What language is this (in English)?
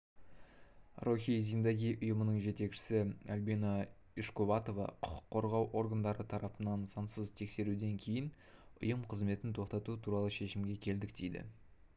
Kazakh